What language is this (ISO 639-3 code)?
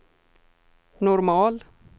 swe